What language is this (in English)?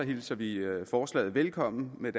Danish